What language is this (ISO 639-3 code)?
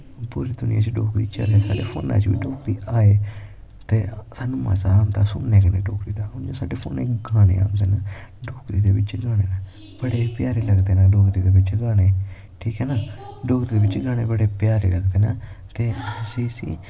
doi